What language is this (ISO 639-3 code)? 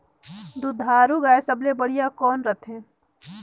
hne